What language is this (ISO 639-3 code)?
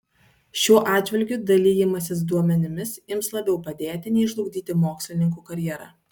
lit